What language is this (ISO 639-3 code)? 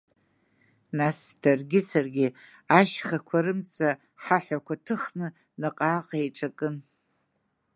abk